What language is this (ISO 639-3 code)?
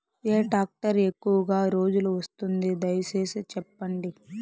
tel